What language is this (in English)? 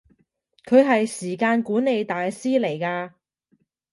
Cantonese